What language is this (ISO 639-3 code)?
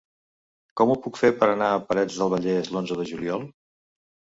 cat